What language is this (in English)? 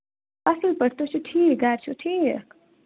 Kashmiri